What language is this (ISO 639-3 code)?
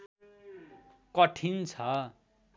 nep